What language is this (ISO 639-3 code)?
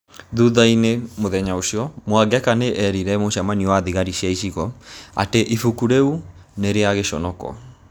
kik